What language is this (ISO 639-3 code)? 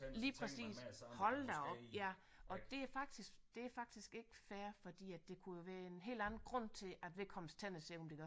dan